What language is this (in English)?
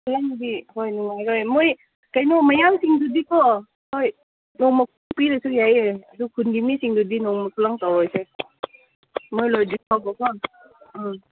Manipuri